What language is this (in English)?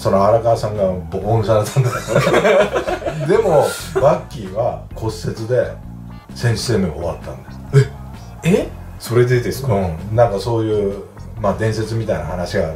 Japanese